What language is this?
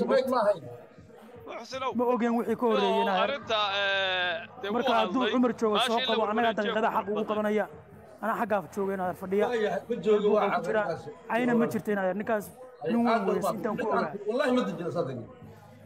Arabic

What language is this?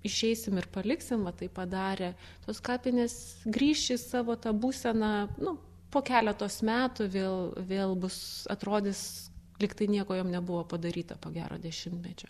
Lithuanian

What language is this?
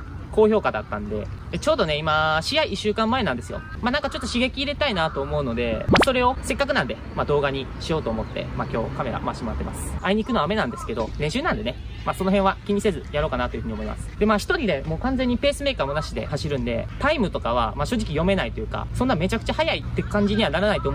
Japanese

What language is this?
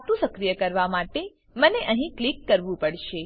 Gujarati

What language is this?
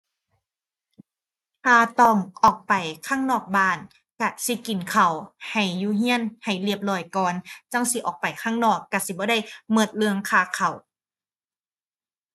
Thai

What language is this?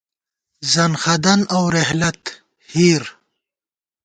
Gawar-Bati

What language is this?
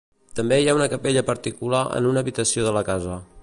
Catalan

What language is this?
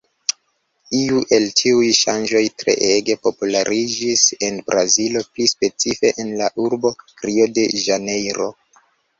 Esperanto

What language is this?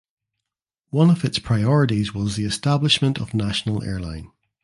English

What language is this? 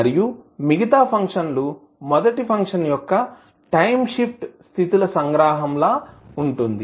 Telugu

